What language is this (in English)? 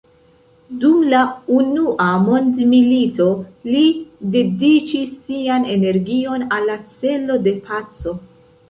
Esperanto